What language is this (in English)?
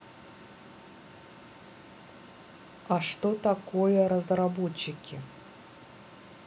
Russian